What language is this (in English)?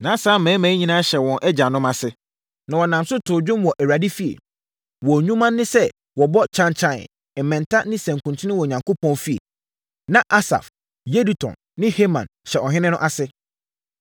Akan